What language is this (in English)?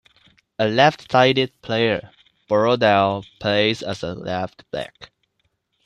English